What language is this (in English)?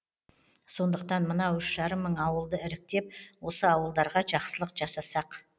Kazakh